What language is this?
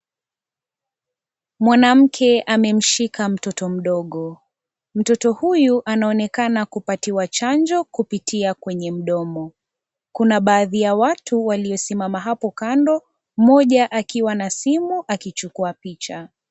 Swahili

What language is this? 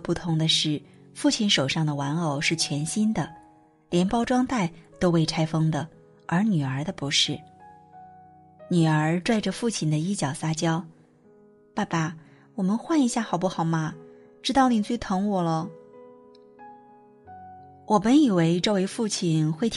Chinese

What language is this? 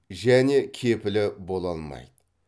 Kazakh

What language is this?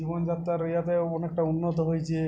Bangla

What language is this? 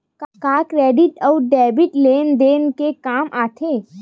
Chhattisgarhi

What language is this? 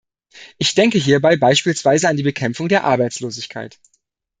German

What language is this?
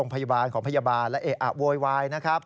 Thai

